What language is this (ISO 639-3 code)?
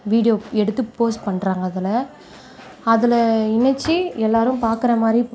tam